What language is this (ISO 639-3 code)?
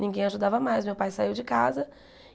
por